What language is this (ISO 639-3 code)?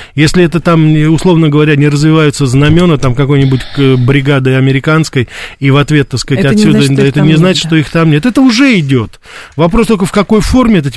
rus